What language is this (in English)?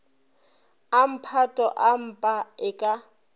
Northern Sotho